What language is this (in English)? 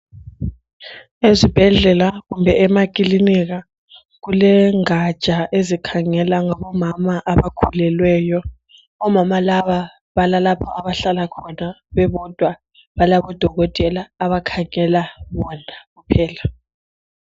North Ndebele